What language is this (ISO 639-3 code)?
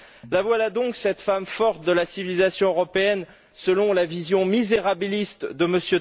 fra